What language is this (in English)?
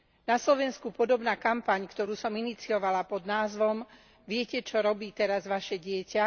Slovak